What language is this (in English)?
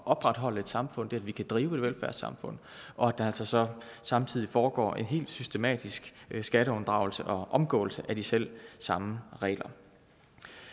Danish